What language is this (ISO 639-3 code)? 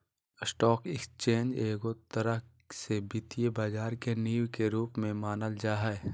mag